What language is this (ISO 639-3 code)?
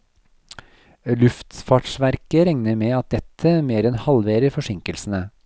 nor